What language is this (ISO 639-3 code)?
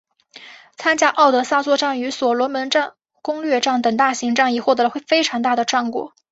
zho